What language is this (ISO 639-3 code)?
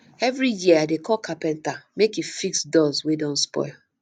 pcm